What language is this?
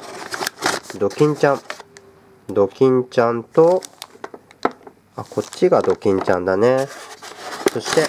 Japanese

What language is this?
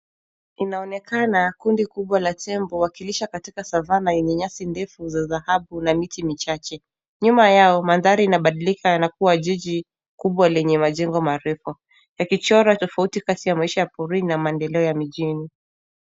Swahili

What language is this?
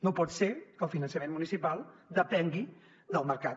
Catalan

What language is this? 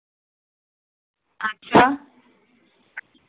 Dogri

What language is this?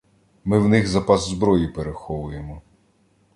Ukrainian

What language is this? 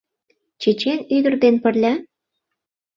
Mari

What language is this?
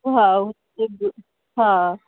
Sindhi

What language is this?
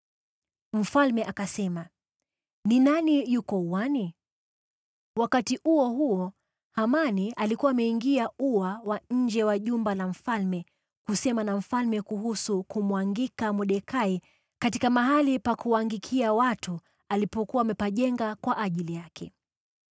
Swahili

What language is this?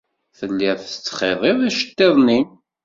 Kabyle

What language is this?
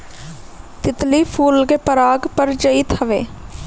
Bhojpuri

